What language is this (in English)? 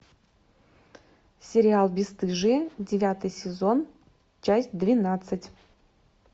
Russian